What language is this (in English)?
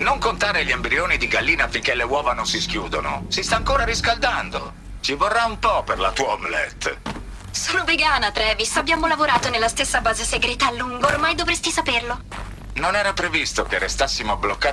Italian